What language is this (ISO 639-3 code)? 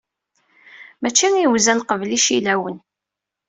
kab